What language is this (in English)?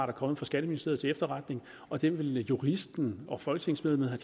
Danish